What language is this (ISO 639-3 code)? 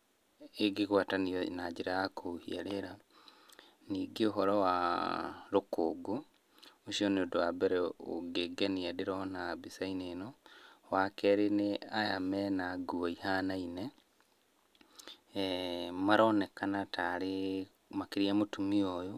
kik